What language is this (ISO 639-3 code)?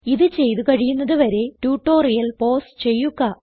mal